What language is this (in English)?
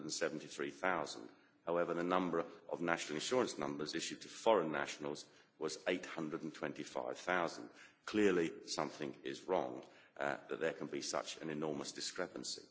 English